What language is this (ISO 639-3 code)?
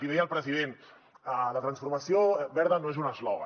cat